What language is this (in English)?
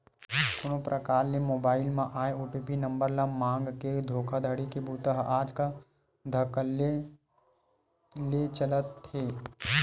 Chhattisgarhi